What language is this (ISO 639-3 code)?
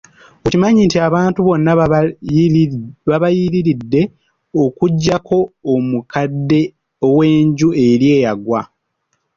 lug